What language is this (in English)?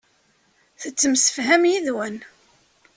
Kabyle